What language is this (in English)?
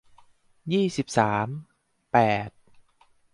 Thai